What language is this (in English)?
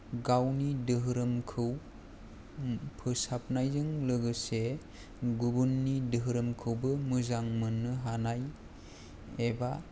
Bodo